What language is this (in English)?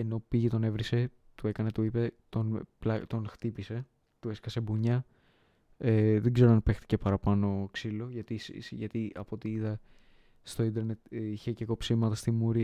Greek